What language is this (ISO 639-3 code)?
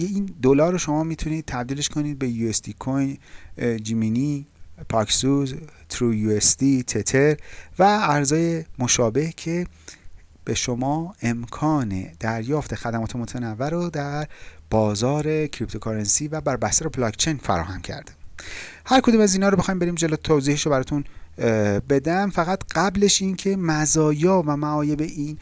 fas